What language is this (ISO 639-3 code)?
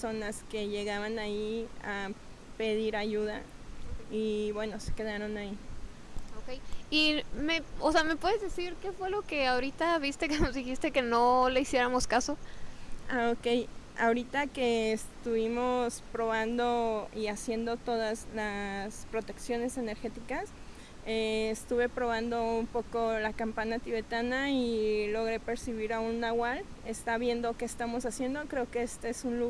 spa